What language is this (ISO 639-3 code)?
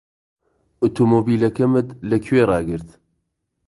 ckb